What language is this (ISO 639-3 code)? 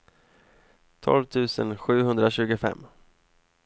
swe